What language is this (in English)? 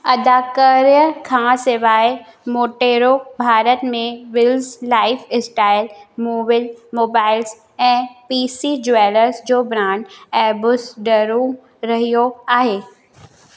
Sindhi